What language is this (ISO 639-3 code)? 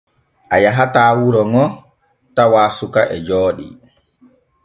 fue